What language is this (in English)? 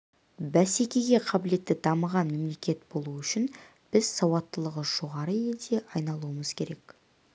Kazakh